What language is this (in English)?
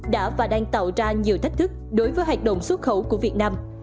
Vietnamese